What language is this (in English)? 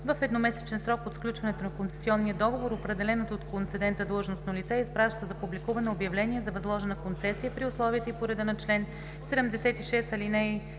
Bulgarian